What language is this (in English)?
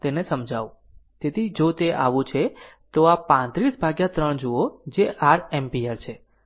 Gujarati